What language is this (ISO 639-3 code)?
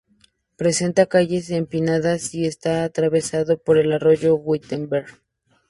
spa